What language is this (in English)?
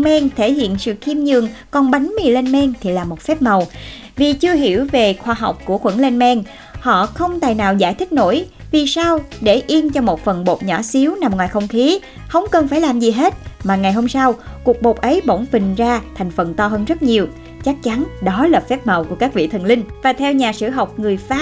Vietnamese